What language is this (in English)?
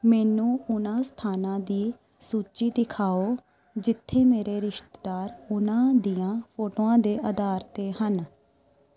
Punjabi